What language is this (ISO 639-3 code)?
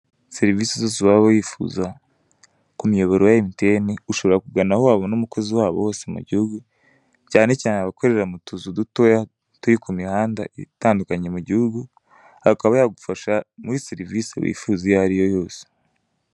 kin